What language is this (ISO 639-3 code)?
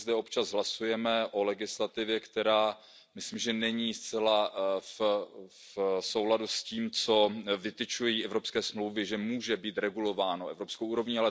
ces